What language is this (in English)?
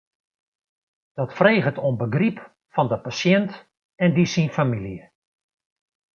Western Frisian